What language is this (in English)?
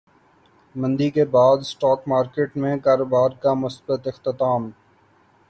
Urdu